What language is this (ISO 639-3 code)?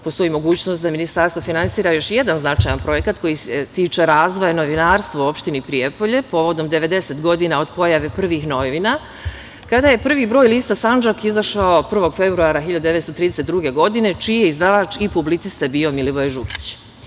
srp